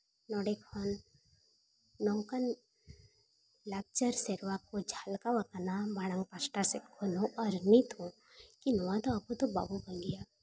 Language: Santali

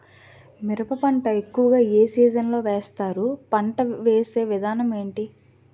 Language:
Telugu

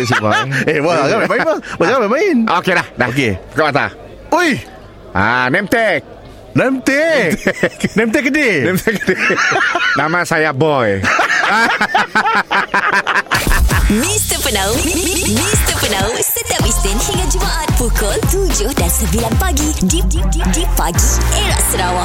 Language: Malay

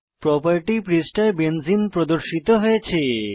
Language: Bangla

